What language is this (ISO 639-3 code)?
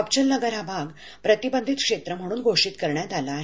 mar